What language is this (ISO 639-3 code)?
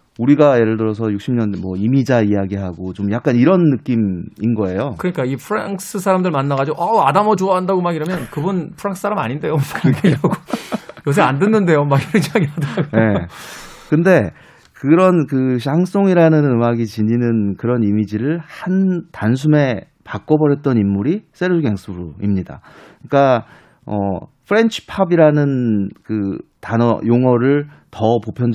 kor